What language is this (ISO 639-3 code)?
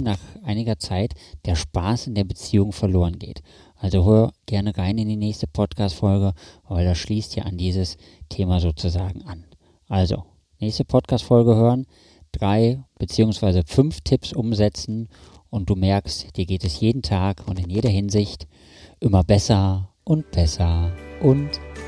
deu